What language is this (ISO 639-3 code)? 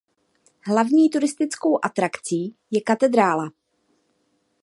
ces